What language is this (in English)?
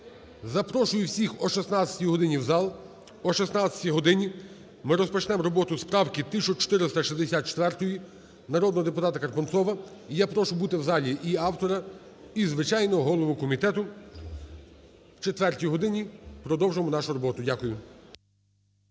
Ukrainian